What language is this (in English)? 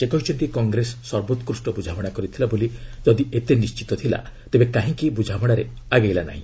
Odia